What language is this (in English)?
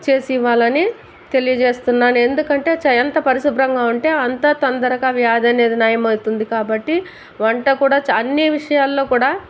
Telugu